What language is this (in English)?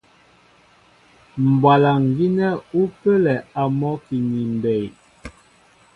Mbo (Cameroon)